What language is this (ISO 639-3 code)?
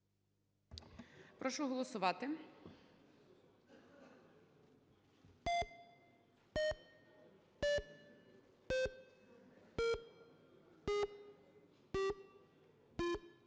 ukr